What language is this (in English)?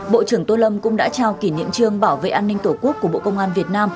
Vietnamese